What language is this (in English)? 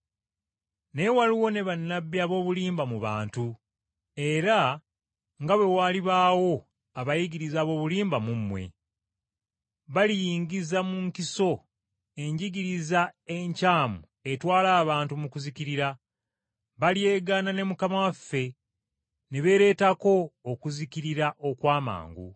Ganda